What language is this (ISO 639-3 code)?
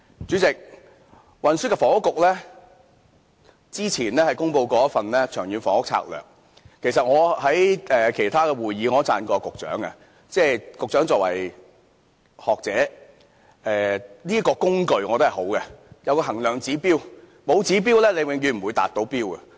yue